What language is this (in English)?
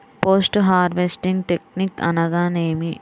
Telugu